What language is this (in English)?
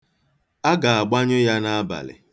Igbo